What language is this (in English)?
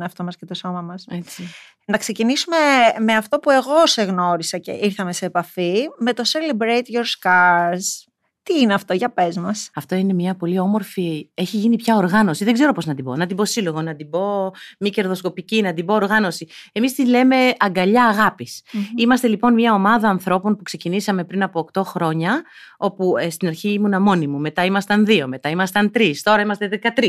Greek